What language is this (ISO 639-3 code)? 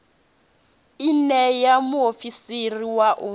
ven